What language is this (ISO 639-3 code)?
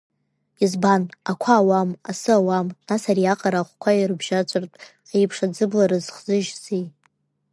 abk